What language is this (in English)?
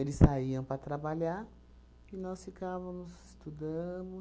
Portuguese